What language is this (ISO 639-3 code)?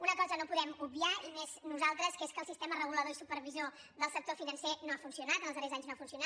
cat